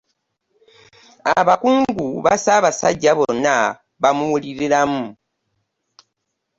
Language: Ganda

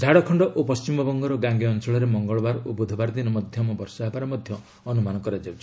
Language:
Odia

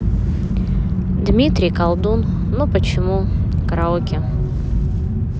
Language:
Russian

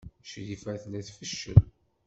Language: Kabyle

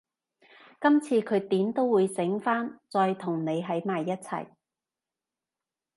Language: Cantonese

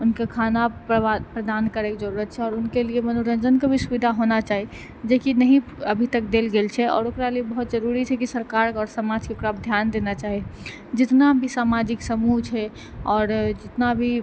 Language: Maithili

